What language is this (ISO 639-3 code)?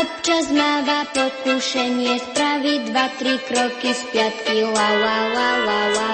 slk